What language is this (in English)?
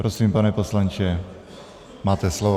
Czech